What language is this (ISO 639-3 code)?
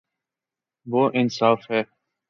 urd